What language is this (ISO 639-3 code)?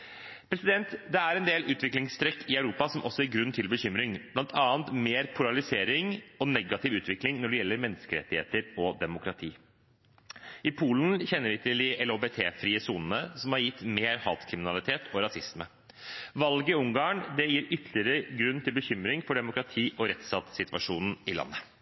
nob